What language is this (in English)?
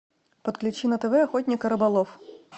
Russian